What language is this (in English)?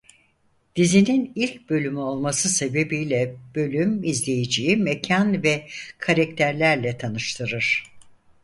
Turkish